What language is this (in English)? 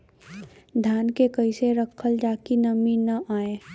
Bhojpuri